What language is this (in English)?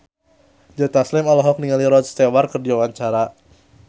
Sundanese